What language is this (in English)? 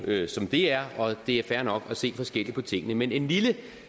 Danish